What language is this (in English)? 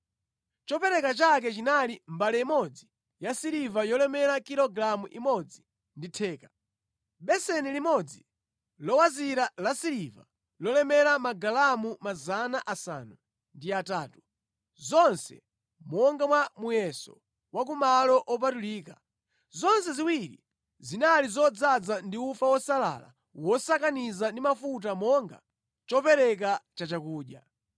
Nyanja